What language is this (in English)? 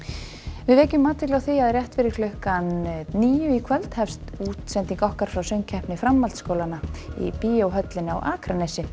Icelandic